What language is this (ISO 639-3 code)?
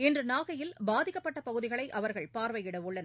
tam